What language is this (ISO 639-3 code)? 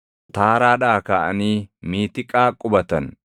orm